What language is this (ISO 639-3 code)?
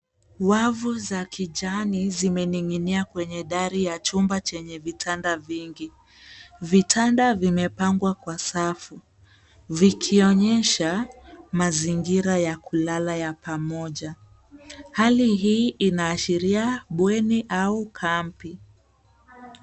swa